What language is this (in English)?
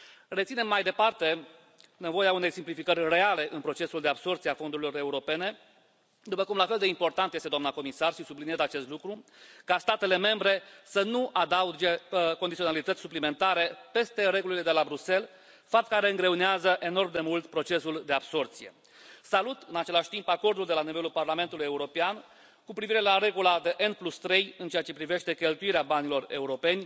Romanian